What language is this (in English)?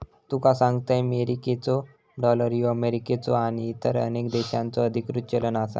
Marathi